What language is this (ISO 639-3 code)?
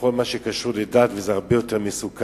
heb